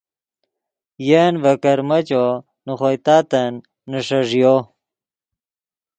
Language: Yidgha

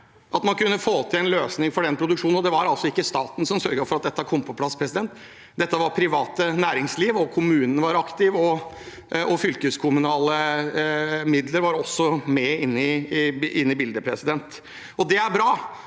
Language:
Norwegian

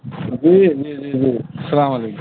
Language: Urdu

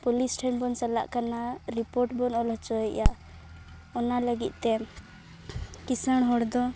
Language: Santali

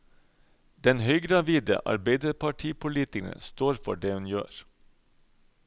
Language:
Norwegian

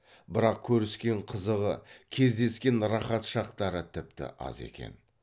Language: Kazakh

